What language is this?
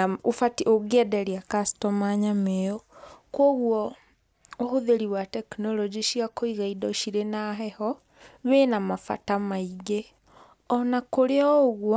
Kikuyu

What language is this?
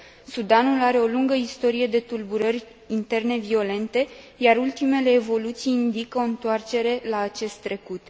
Romanian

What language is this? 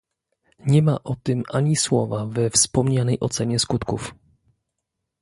Polish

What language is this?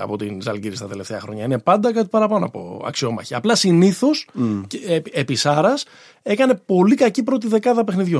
Greek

